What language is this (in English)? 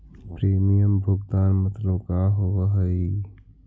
Magahi